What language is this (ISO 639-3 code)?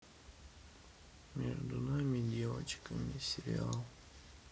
rus